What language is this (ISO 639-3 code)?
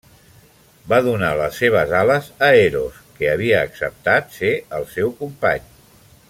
cat